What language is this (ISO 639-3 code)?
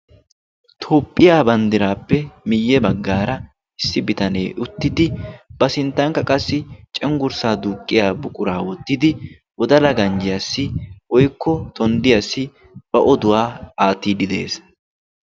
wal